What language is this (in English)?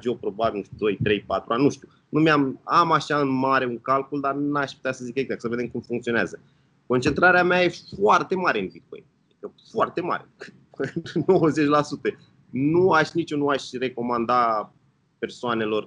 Romanian